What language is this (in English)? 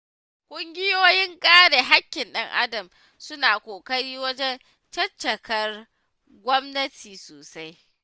Hausa